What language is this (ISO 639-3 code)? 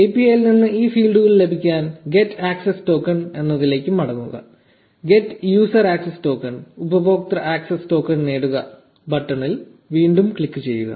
mal